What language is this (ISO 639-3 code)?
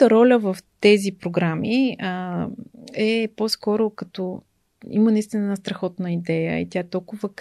bul